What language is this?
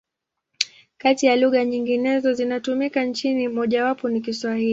Swahili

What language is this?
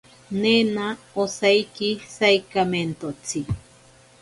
Ashéninka Perené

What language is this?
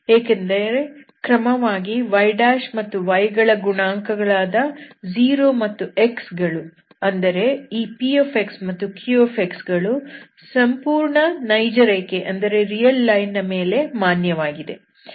Kannada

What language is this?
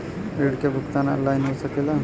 Bhojpuri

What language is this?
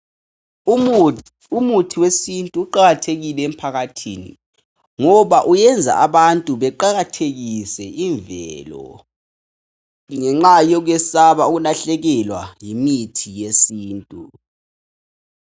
North Ndebele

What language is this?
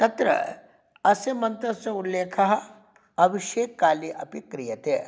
Sanskrit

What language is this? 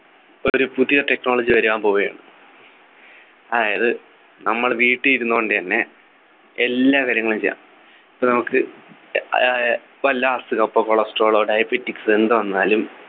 Malayalam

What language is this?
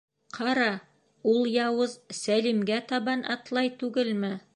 Bashkir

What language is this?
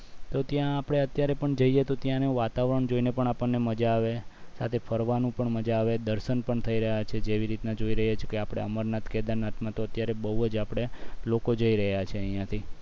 Gujarati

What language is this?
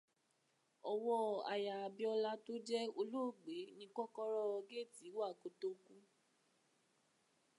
Yoruba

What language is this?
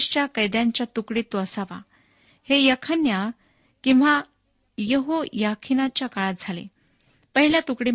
Marathi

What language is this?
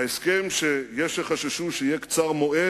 Hebrew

